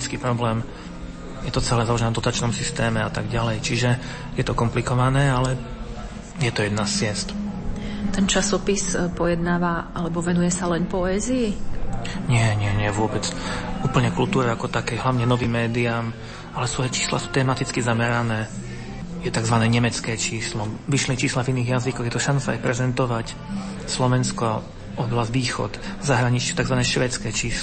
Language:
Slovak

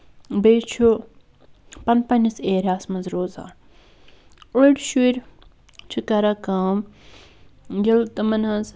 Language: Kashmiri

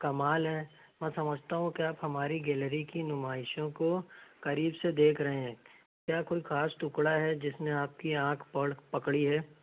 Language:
Urdu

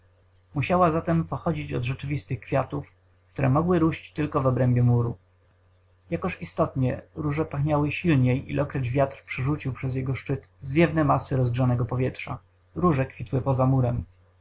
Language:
Polish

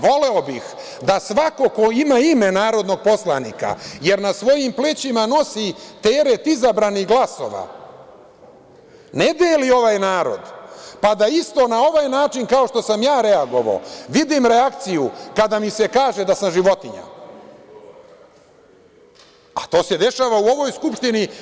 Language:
Serbian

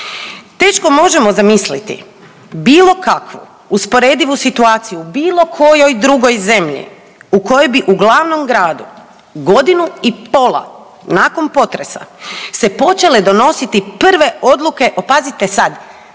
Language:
Croatian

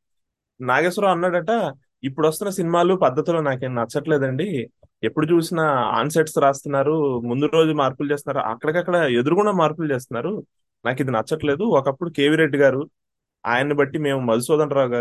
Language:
Telugu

